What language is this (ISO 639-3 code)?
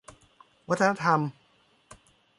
tha